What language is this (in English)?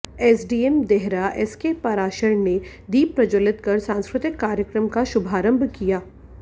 Hindi